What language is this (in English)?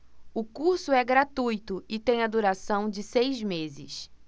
Portuguese